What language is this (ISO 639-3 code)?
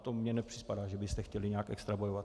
ces